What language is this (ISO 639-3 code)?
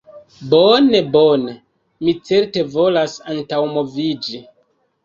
epo